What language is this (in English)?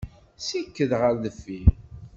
Kabyle